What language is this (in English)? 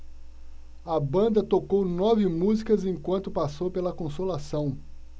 Portuguese